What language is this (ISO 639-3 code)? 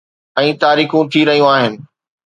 snd